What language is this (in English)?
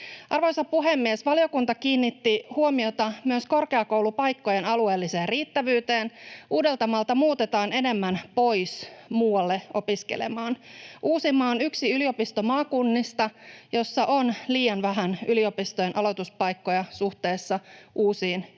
Finnish